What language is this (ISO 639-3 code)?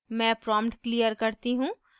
hin